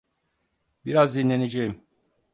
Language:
Turkish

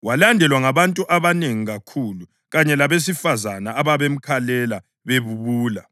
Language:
North Ndebele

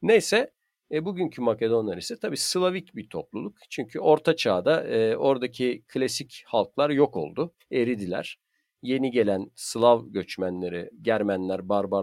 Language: Turkish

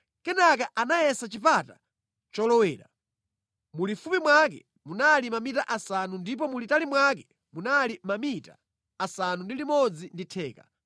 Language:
Nyanja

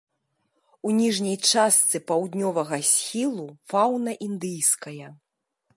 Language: Belarusian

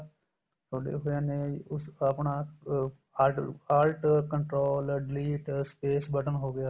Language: Punjabi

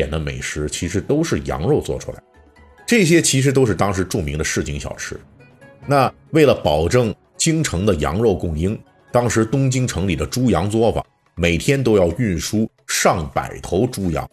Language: Chinese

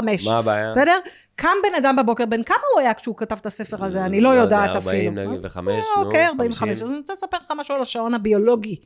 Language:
Hebrew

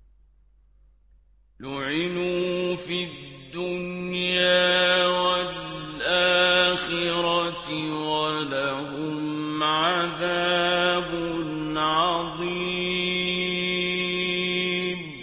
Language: Arabic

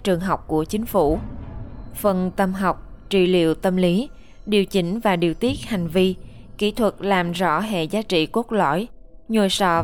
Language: Vietnamese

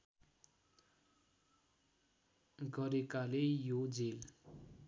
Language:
Nepali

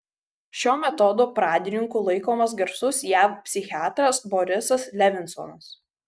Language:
Lithuanian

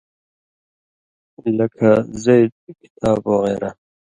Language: Indus Kohistani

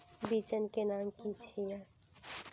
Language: Magahi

